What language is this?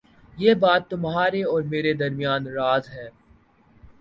Urdu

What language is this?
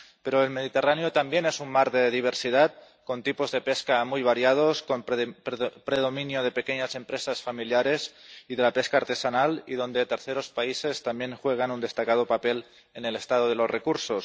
Spanish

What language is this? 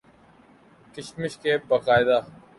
Urdu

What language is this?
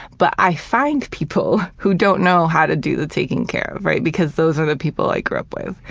English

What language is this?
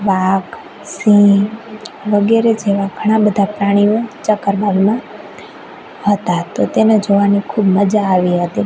Gujarati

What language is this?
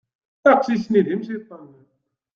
Kabyle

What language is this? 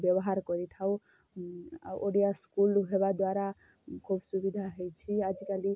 Odia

